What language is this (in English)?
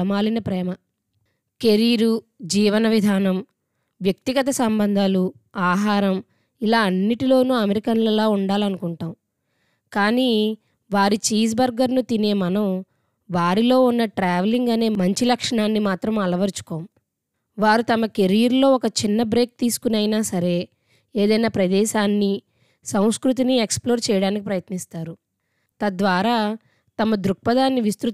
Telugu